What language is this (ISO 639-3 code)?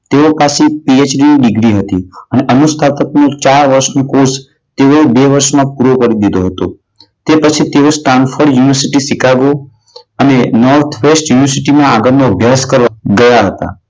guj